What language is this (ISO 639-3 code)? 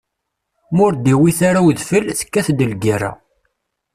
kab